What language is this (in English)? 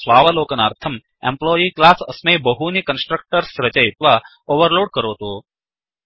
Sanskrit